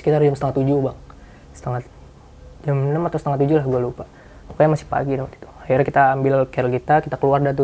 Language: Indonesian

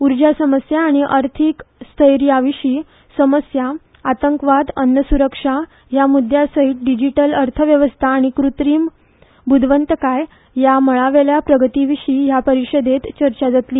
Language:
Konkani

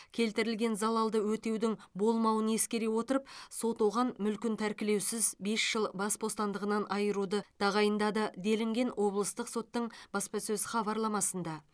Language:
Kazakh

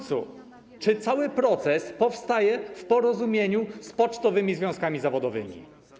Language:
Polish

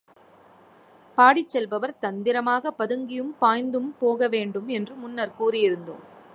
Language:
Tamil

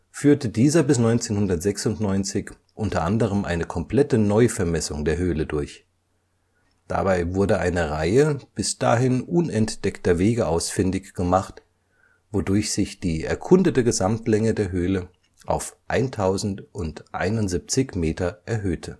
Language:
German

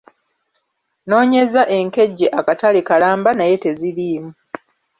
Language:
Ganda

